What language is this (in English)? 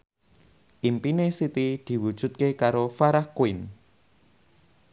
Javanese